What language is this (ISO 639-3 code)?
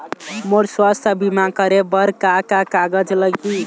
hne